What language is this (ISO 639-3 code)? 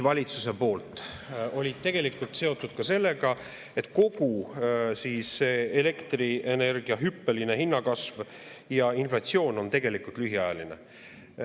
est